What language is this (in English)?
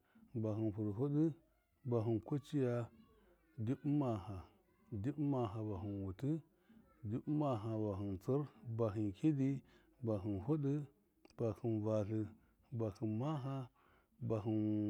Miya